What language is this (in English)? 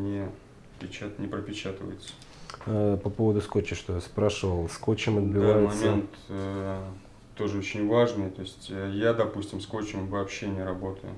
Russian